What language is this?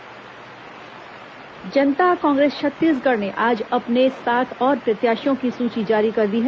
Hindi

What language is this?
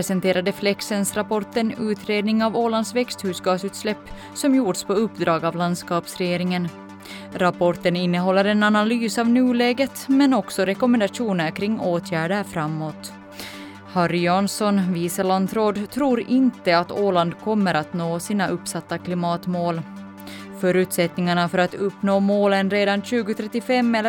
Swedish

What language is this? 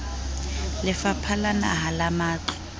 Southern Sotho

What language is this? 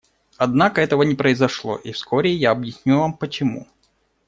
Russian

